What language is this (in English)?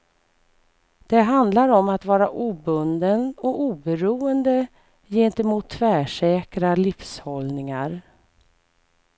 Swedish